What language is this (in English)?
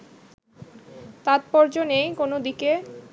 Bangla